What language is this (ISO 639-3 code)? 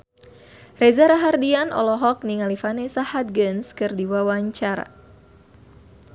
sun